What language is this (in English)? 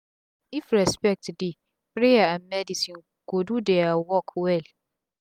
Nigerian Pidgin